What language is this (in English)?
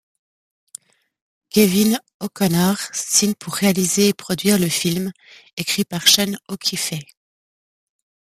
French